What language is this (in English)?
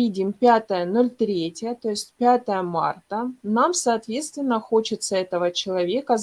Russian